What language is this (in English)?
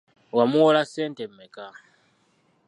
Ganda